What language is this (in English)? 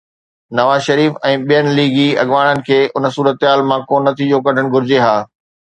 Sindhi